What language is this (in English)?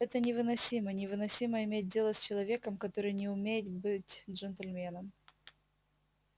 Russian